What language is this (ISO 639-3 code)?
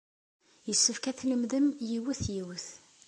kab